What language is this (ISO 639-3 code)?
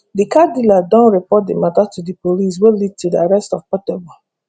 pcm